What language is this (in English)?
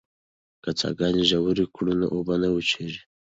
Pashto